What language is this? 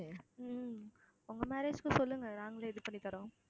Tamil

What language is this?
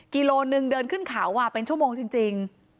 Thai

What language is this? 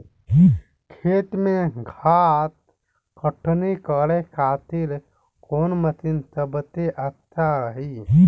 Bhojpuri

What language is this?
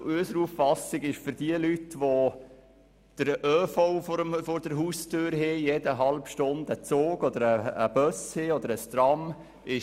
Swiss German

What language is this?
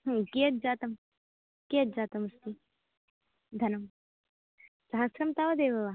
Sanskrit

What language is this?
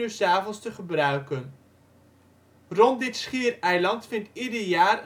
Dutch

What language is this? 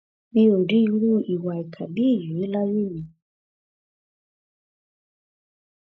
Yoruba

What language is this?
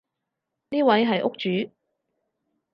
Cantonese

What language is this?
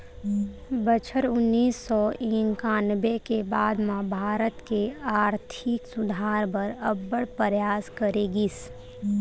Chhattisgarhi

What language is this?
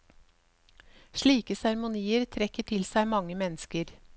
Norwegian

